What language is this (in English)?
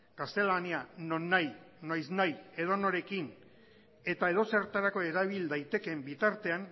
Basque